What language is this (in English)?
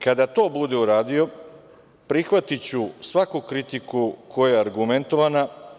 Serbian